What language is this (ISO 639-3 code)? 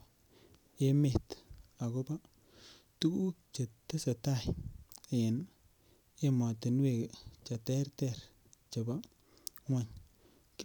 kln